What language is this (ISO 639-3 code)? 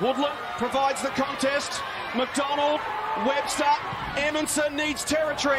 eng